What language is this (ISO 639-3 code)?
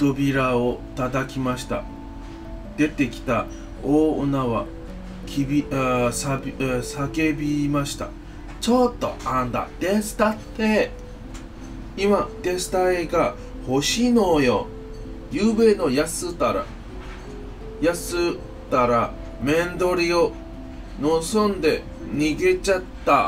jpn